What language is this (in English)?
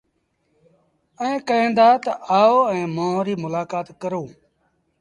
Sindhi Bhil